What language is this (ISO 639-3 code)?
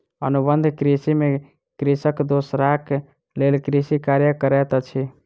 mai